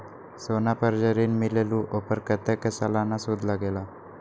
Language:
Magahi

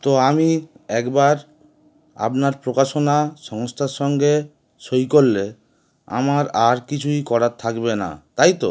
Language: Bangla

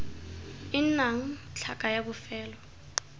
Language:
Tswana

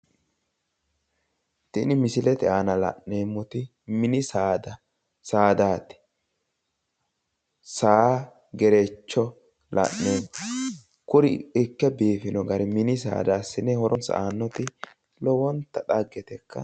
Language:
Sidamo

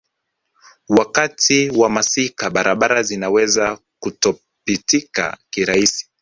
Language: Swahili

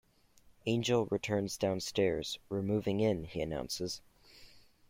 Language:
English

